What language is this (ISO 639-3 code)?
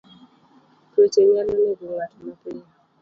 luo